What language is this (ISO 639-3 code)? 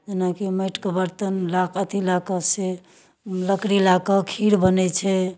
mai